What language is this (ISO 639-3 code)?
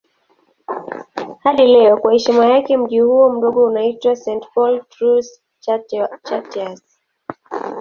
swa